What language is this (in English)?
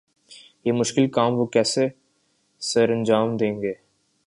Urdu